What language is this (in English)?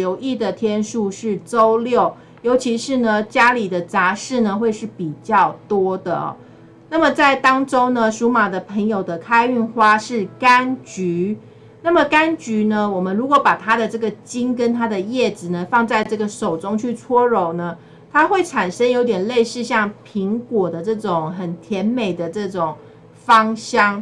Chinese